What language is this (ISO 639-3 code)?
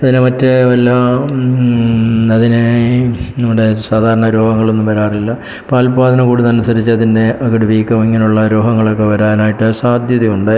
mal